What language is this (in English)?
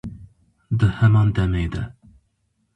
Kurdish